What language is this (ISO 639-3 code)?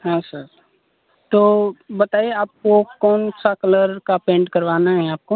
hin